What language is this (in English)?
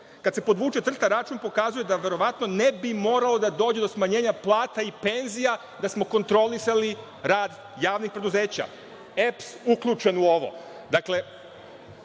Serbian